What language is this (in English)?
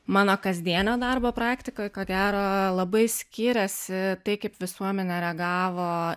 Lithuanian